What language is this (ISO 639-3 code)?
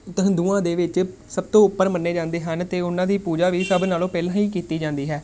pan